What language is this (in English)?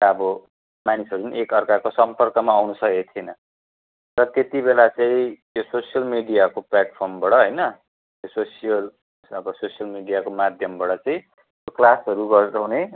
Nepali